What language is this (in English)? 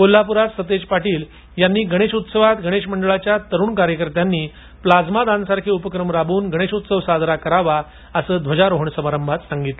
Marathi